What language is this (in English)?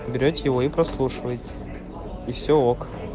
Russian